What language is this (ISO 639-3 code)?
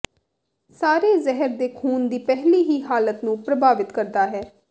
pan